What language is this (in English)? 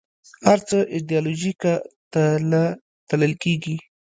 Pashto